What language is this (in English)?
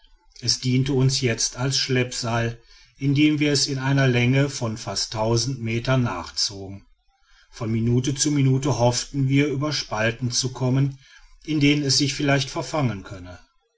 German